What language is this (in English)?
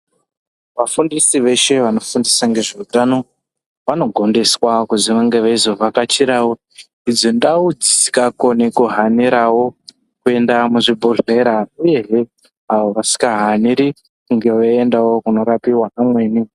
Ndau